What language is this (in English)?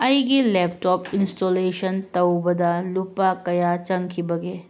Manipuri